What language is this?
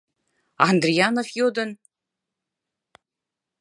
Mari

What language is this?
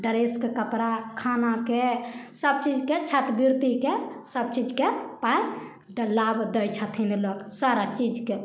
Maithili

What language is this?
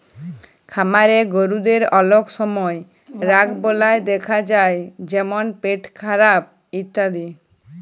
Bangla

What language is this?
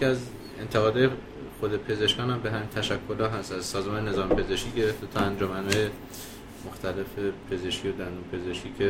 Persian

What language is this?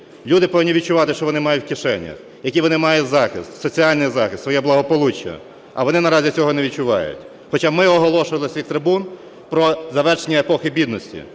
Ukrainian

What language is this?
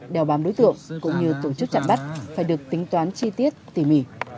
Vietnamese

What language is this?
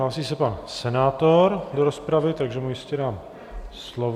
Czech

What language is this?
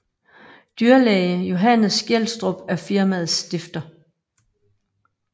Danish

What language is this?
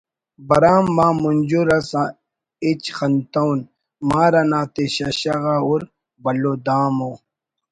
Brahui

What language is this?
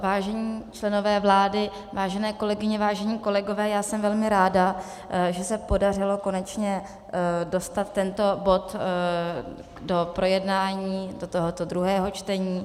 Czech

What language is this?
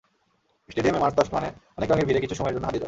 Bangla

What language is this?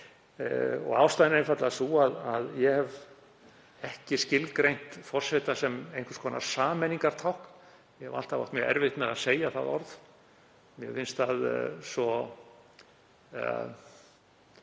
Icelandic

